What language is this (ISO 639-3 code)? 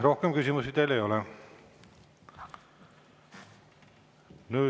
est